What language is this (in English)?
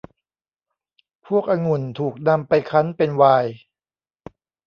Thai